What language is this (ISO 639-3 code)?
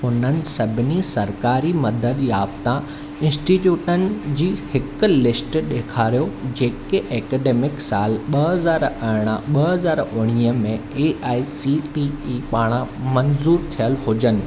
snd